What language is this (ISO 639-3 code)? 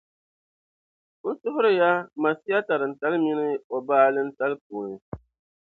dag